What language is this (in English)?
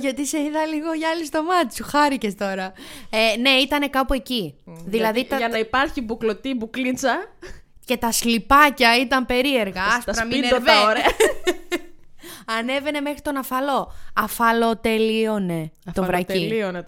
Greek